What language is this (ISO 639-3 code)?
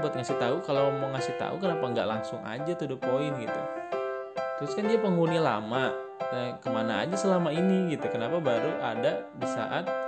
ind